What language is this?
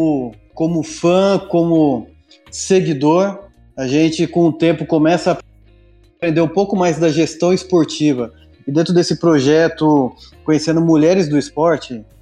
Portuguese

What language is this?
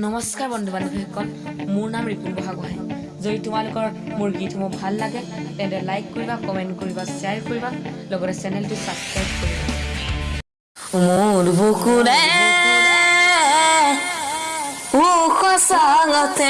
Assamese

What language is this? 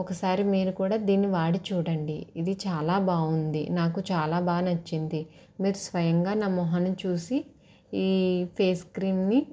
Telugu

